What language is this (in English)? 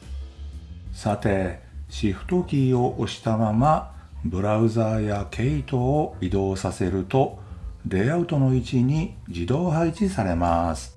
Japanese